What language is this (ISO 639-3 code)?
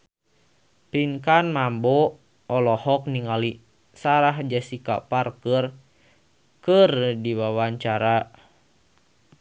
sun